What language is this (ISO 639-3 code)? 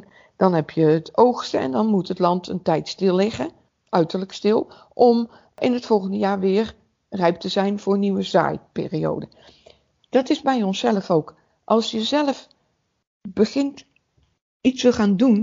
nld